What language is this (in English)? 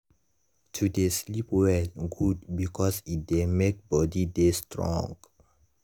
Nigerian Pidgin